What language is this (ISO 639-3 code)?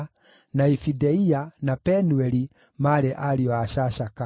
kik